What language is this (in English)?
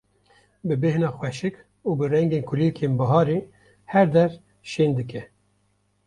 Kurdish